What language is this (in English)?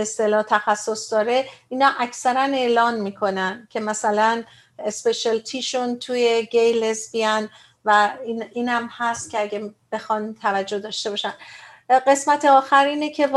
Persian